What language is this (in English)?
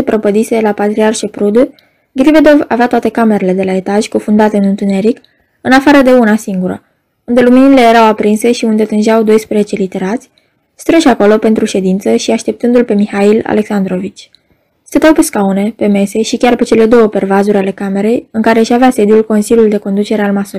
Romanian